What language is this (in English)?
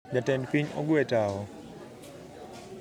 Luo (Kenya and Tanzania)